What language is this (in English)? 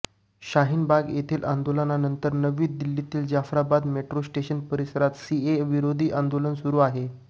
Marathi